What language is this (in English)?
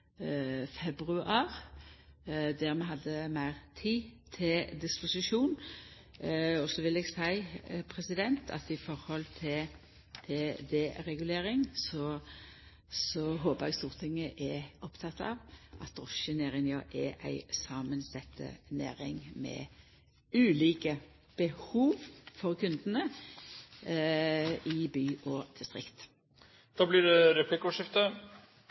Norwegian